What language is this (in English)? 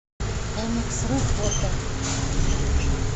Russian